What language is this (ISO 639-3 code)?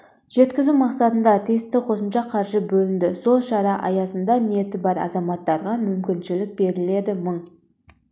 kaz